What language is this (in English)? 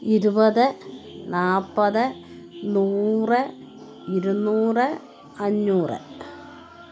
Malayalam